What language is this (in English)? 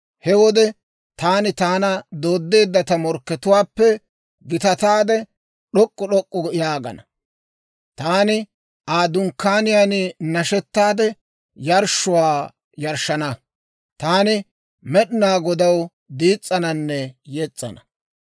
Dawro